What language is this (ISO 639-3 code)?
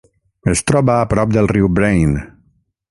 cat